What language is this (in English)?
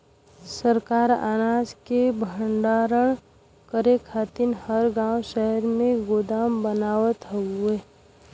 Bhojpuri